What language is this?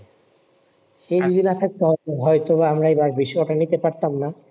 Bangla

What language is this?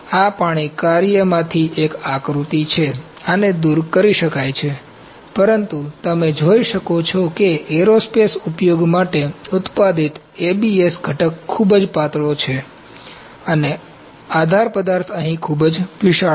Gujarati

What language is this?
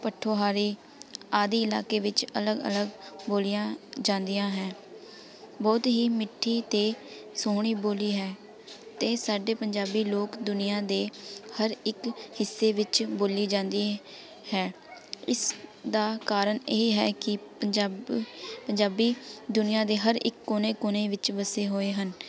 Punjabi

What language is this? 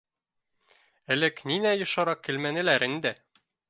Bashkir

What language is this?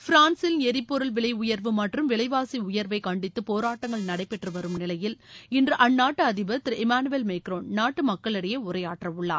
Tamil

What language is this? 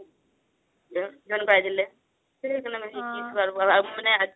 Assamese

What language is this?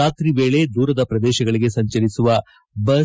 Kannada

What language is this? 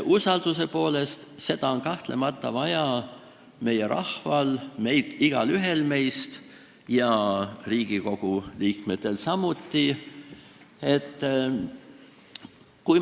Estonian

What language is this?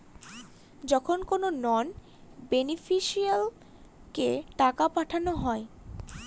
Bangla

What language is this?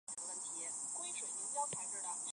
Chinese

